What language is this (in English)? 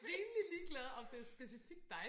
Danish